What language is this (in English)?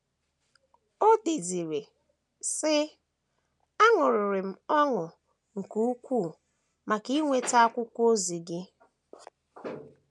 Igbo